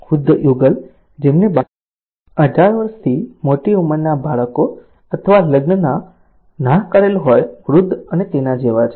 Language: Gujarati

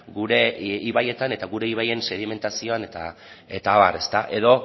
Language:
Basque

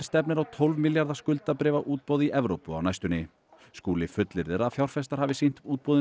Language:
Icelandic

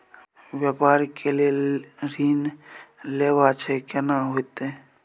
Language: Maithili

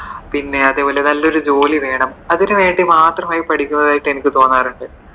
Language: Malayalam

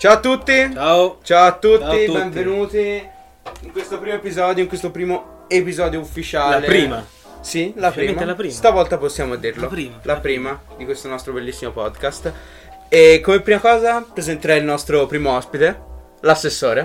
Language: Italian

